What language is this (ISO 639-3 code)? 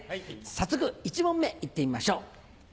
jpn